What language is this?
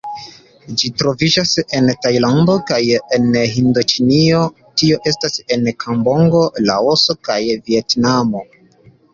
Esperanto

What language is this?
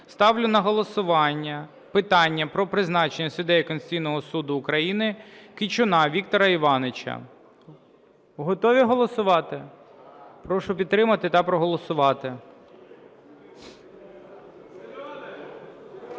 Ukrainian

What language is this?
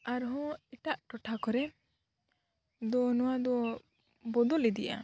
Santali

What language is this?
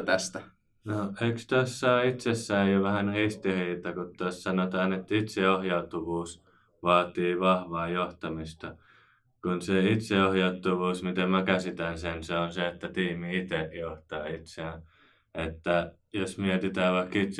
Finnish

